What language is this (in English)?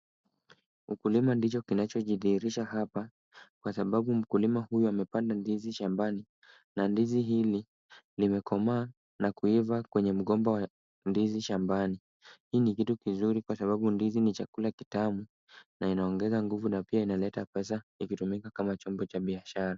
Swahili